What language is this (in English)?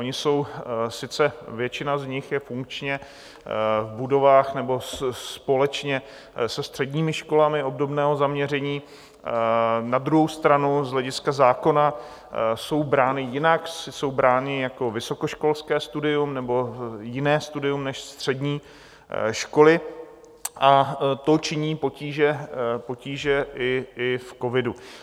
Czech